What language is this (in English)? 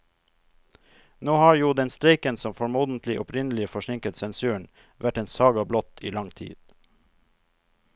Norwegian